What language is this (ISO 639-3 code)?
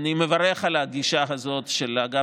heb